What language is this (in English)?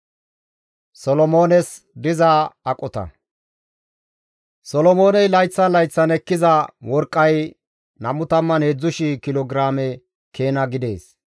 Gamo